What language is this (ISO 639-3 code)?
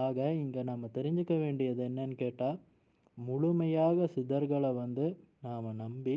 tam